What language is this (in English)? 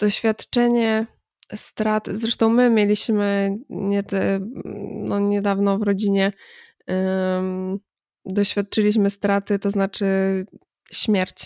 Polish